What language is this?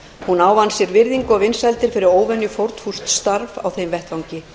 Icelandic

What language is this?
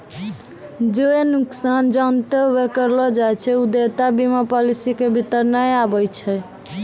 Maithili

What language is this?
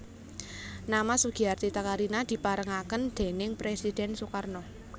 Javanese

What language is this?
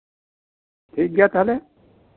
Santali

